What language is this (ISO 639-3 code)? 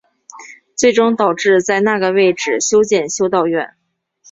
zho